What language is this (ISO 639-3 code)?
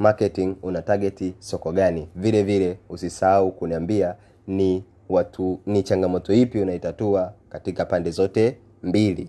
swa